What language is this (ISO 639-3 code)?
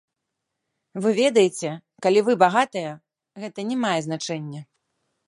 bel